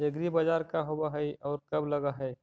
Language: Magahi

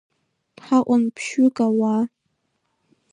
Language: Abkhazian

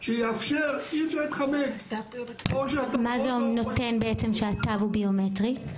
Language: Hebrew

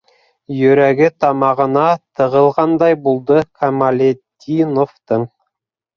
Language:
Bashkir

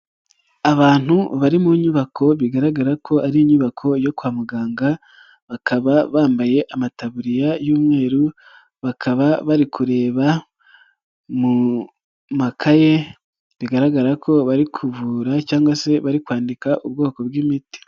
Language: Kinyarwanda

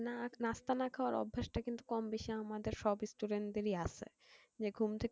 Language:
Bangla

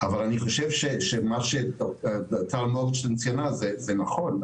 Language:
Hebrew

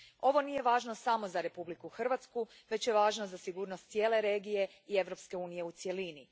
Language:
Croatian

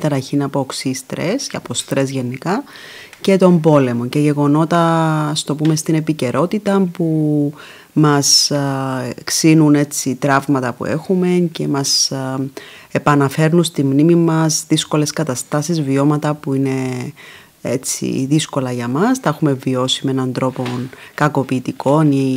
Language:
Greek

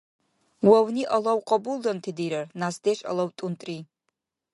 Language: Dargwa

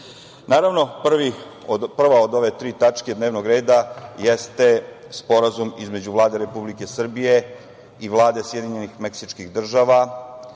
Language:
Serbian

